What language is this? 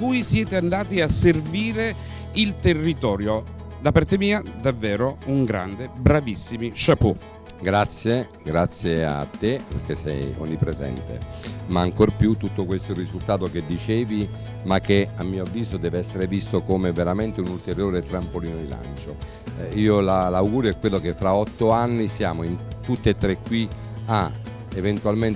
Italian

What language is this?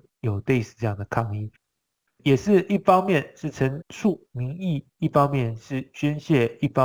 Chinese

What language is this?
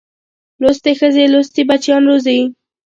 Pashto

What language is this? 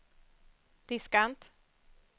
Swedish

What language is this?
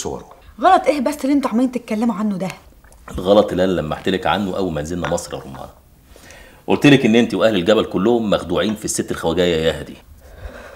Arabic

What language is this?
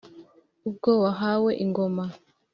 Kinyarwanda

